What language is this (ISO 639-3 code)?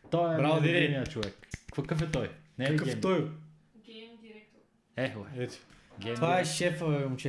bul